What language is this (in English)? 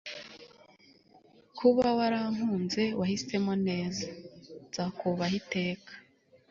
Kinyarwanda